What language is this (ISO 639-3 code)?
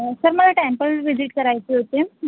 mar